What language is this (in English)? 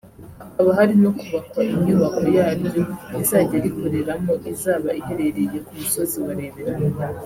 Kinyarwanda